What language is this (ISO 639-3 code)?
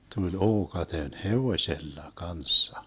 fin